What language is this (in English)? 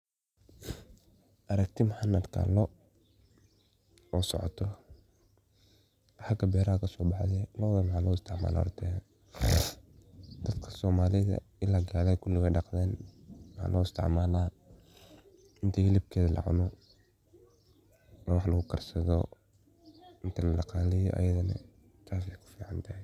Somali